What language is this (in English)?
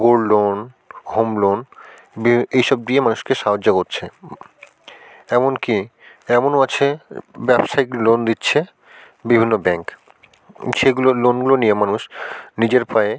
Bangla